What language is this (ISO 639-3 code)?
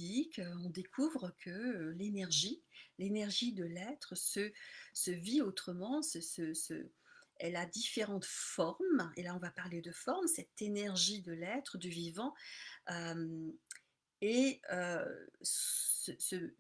fra